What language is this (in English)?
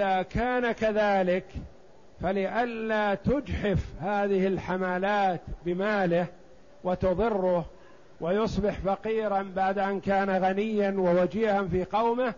Arabic